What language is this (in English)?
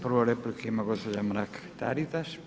Croatian